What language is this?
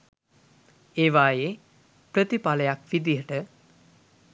Sinhala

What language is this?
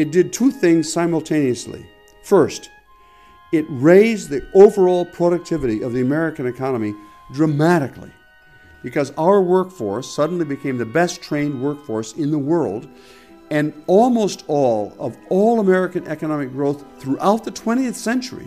Swedish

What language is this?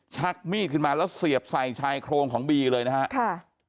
Thai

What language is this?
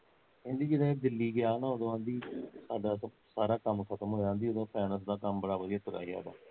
Punjabi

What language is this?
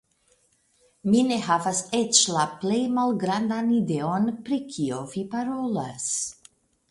Esperanto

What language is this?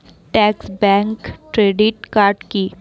Bangla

